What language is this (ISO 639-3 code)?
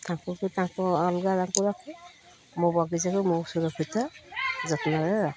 ori